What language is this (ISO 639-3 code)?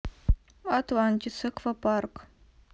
rus